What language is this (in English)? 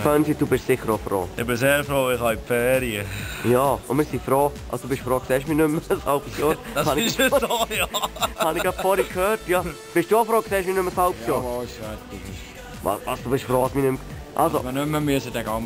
Dutch